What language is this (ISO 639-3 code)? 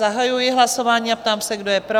ces